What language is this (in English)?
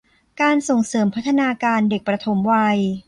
Thai